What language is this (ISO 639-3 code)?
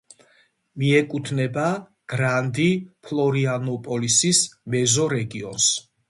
kat